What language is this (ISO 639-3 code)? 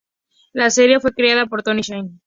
spa